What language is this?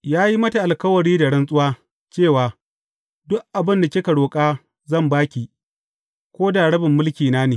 Hausa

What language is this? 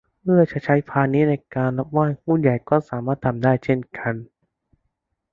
Thai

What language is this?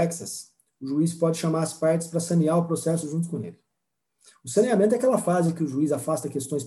Portuguese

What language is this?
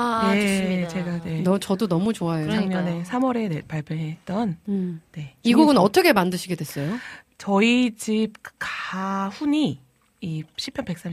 Korean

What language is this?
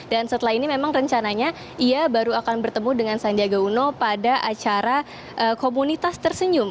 Indonesian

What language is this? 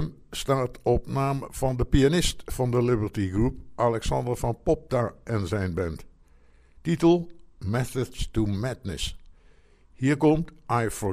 Dutch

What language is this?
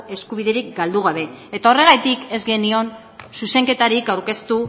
Basque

